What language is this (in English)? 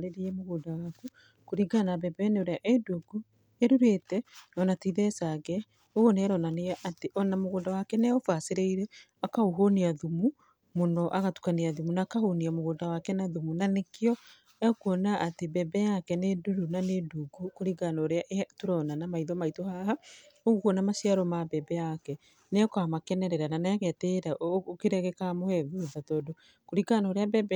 Kikuyu